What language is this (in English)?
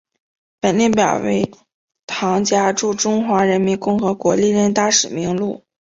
Chinese